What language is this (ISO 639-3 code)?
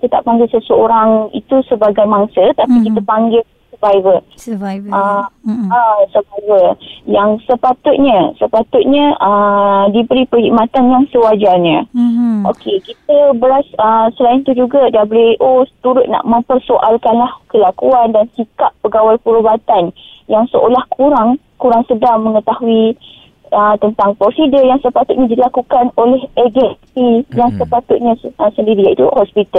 msa